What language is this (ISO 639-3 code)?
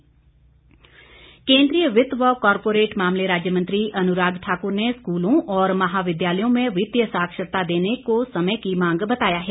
hin